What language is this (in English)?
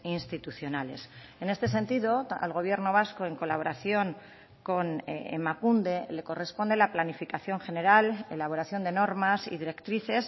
Spanish